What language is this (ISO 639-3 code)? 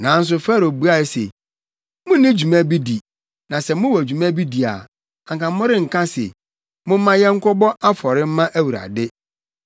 aka